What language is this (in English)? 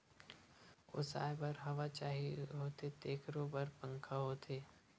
Chhattisgarhi